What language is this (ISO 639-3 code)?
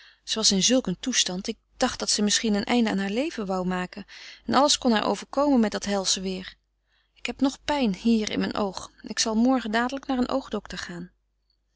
nld